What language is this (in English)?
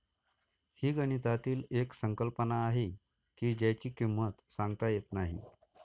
Marathi